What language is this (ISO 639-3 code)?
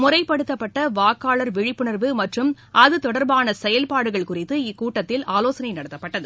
tam